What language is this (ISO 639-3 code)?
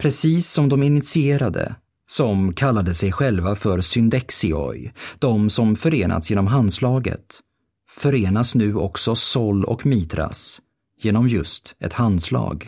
swe